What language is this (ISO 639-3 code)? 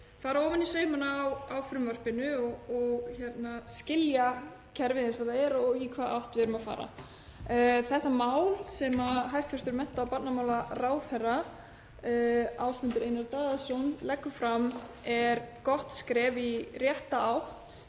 isl